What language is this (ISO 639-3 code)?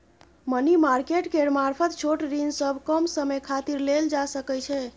mai